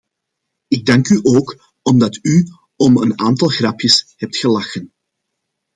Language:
Dutch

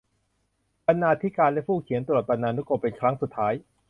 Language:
Thai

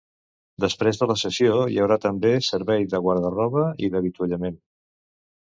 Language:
Catalan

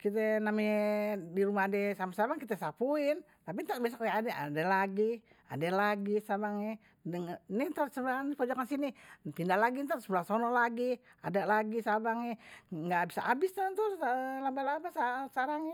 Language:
Betawi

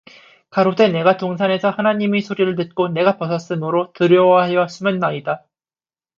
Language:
Korean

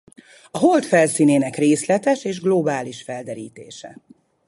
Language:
Hungarian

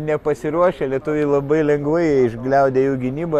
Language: Lithuanian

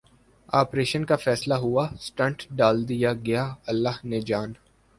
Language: Urdu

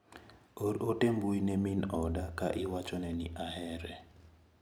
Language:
Luo (Kenya and Tanzania)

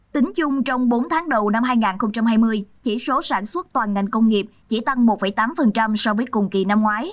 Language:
Vietnamese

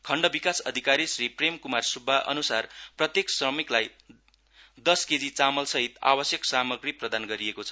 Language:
Nepali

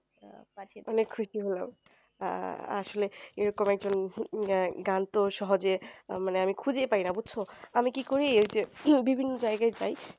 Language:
Bangla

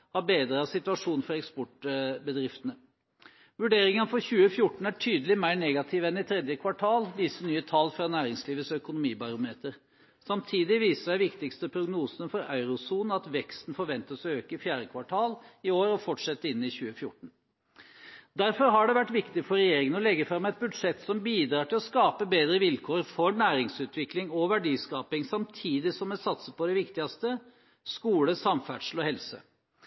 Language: Norwegian Bokmål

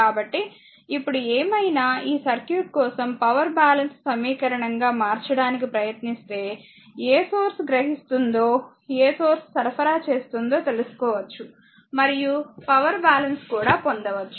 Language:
Telugu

